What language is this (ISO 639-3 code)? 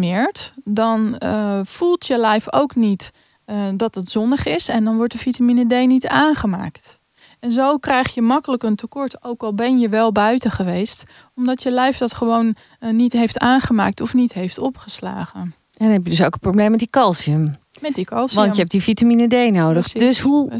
nld